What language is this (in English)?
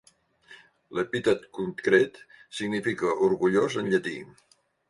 Catalan